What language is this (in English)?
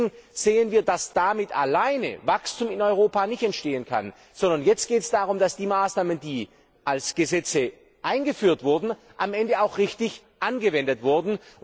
German